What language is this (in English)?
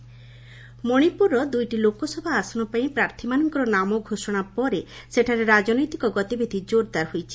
Odia